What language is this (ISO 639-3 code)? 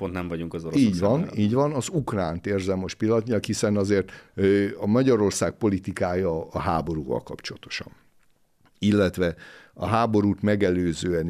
hun